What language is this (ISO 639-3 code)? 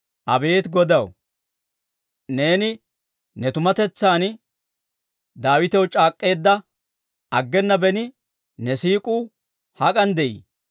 dwr